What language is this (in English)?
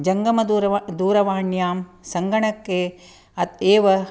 Sanskrit